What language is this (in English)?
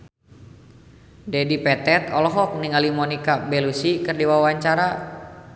Sundanese